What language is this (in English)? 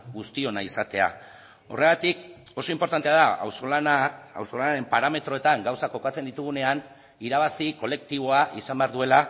Basque